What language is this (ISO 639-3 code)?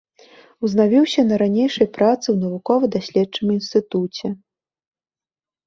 bel